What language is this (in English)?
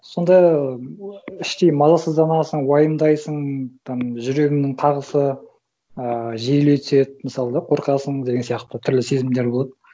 Kazakh